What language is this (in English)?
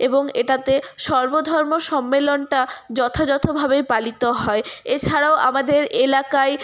Bangla